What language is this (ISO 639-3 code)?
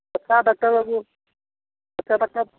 sat